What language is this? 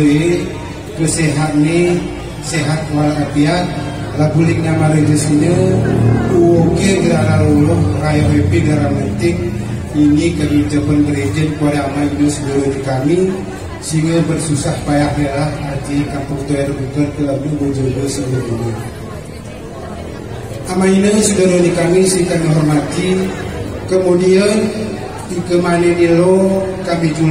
Indonesian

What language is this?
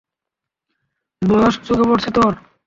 Bangla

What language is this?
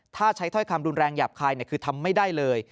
Thai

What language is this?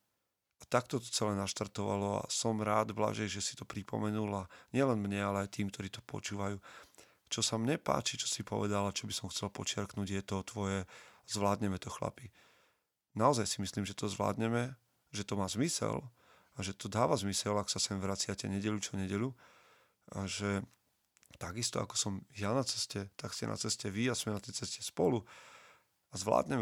Slovak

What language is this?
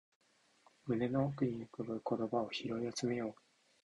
Japanese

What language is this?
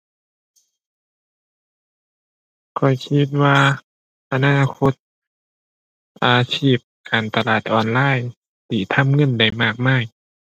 Thai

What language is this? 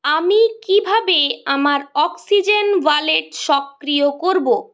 Bangla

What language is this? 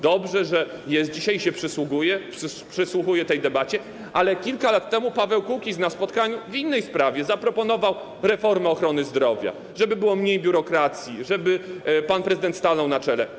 Polish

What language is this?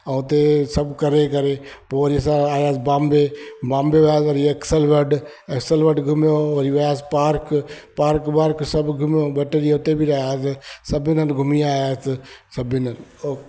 Sindhi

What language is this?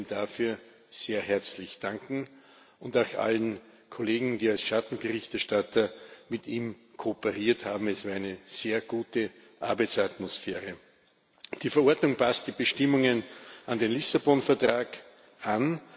German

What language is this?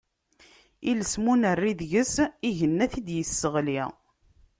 Kabyle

